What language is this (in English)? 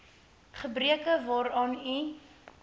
Afrikaans